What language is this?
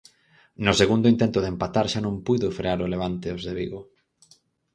Galician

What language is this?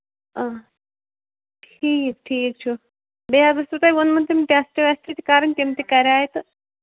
Kashmiri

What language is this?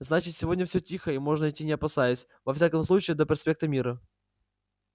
Russian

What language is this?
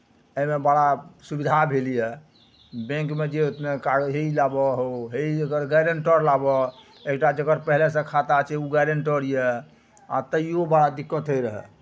Maithili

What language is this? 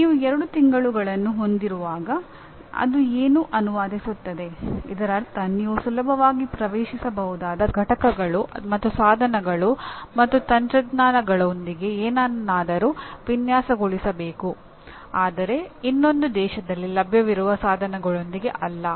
Kannada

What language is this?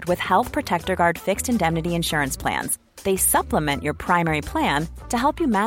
Persian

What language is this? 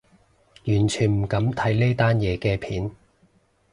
Cantonese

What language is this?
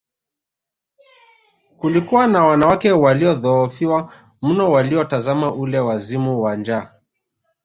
Swahili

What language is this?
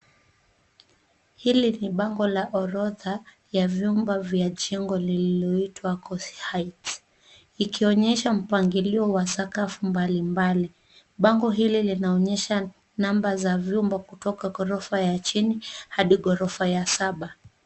Swahili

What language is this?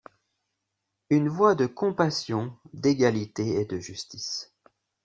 French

